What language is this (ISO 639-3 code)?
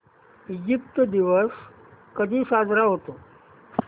mar